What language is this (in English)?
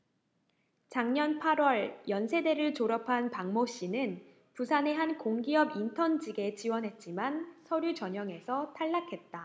Korean